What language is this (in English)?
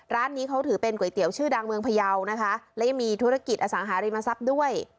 Thai